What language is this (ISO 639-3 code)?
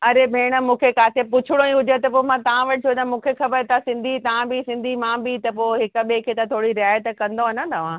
snd